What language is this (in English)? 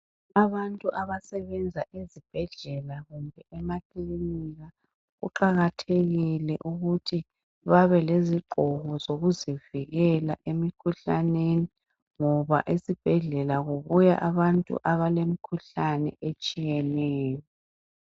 North Ndebele